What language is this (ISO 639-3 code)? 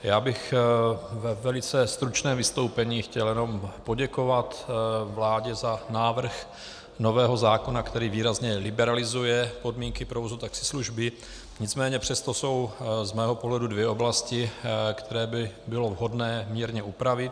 ces